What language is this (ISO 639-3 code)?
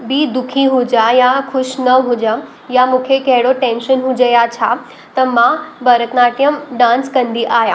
snd